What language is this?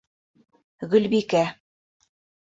Bashkir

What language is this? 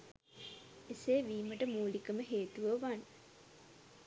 Sinhala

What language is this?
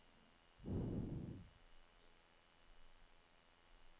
Norwegian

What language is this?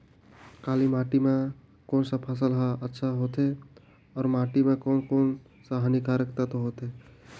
Chhattisgarhi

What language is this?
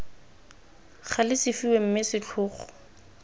Tswana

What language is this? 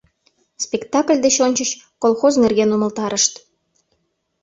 Mari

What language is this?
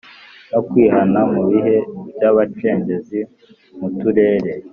Kinyarwanda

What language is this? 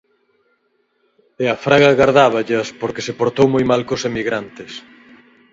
Galician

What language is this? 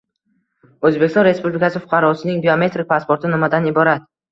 Uzbek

